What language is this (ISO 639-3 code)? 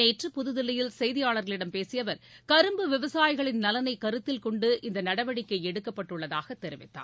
tam